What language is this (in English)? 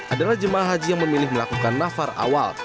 Indonesian